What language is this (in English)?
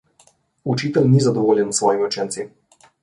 Slovenian